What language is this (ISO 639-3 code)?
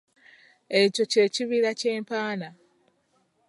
lug